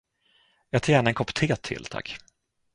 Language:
Swedish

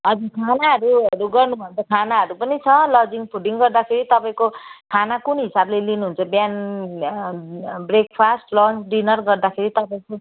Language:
Nepali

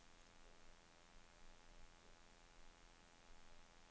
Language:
Danish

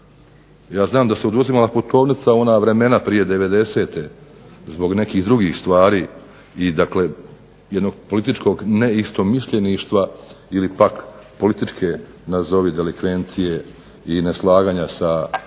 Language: Croatian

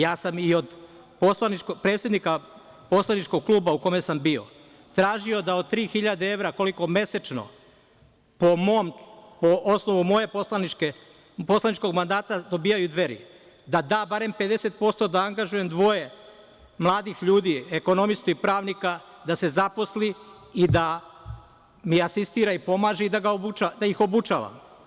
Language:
Serbian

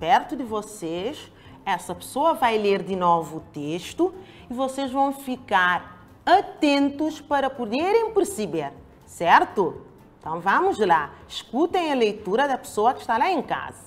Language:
Portuguese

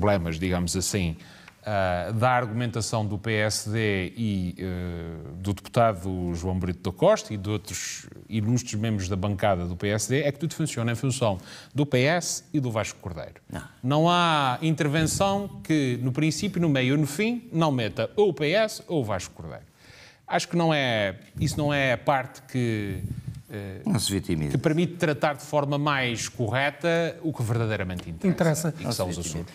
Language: Portuguese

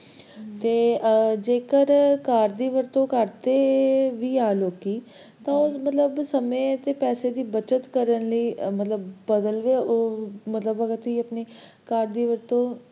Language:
Punjabi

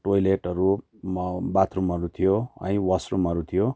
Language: Nepali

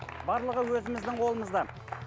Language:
Kazakh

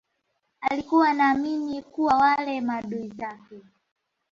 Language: Swahili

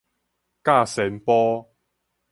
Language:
Min Nan Chinese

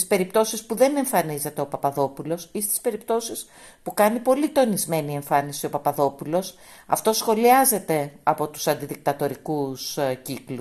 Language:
Greek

